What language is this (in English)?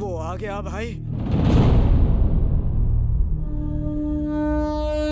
Hindi